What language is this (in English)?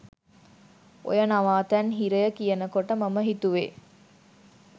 Sinhala